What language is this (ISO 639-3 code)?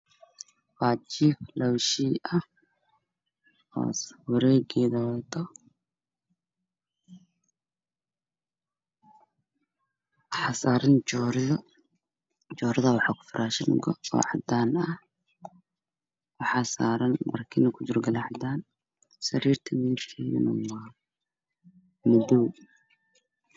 som